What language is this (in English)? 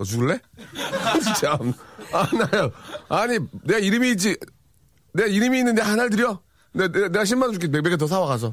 Korean